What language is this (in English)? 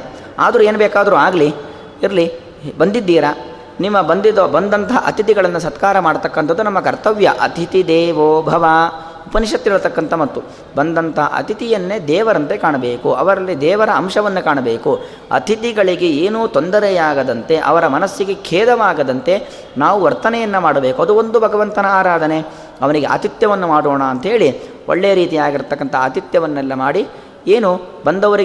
Kannada